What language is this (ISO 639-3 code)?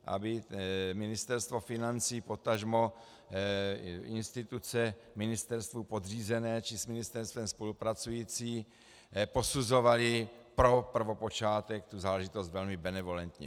ces